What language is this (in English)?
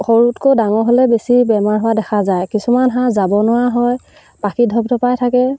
Assamese